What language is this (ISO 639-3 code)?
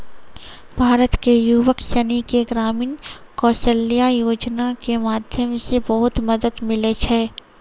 mai